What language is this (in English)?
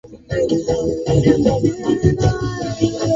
Swahili